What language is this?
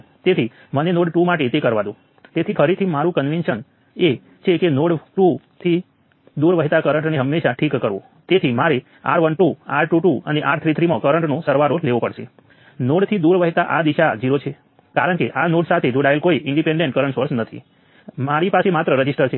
Gujarati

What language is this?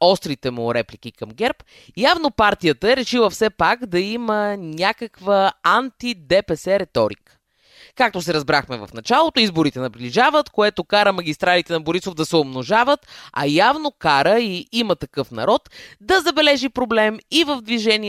Bulgarian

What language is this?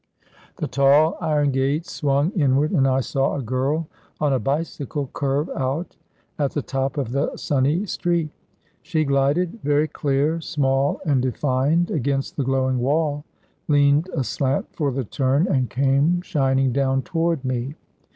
English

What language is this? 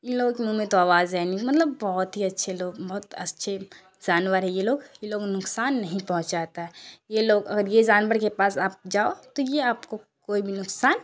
Urdu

